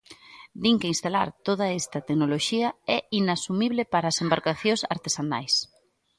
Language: Galician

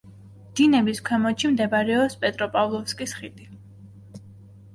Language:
Georgian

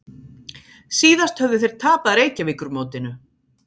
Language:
Icelandic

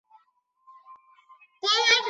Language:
Chinese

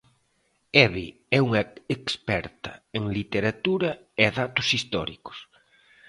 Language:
Galician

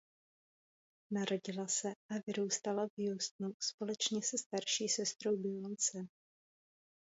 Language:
Czech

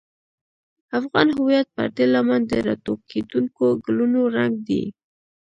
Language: Pashto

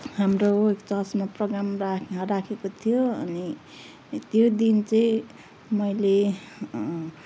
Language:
Nepali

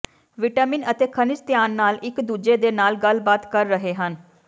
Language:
Punjabi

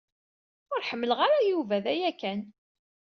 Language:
Kabyle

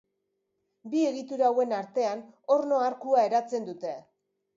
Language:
Basque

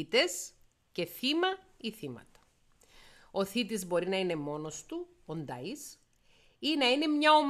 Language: Greek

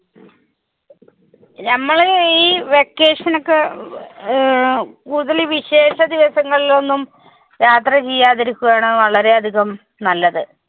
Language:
Malayalam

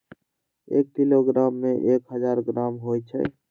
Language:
Magahi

